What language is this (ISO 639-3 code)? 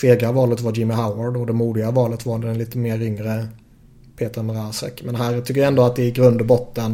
swe